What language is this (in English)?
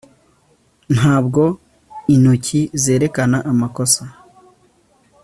Kinyarwanda